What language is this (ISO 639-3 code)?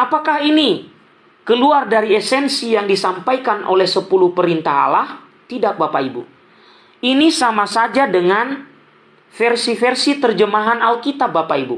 ind